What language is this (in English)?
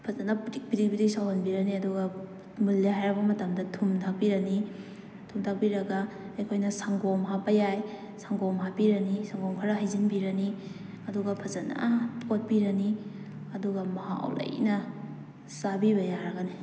Manipuri